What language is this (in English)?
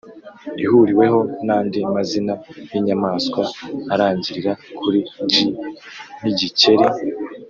Kinyarwanda